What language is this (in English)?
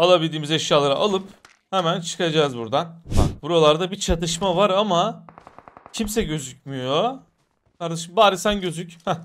Turkish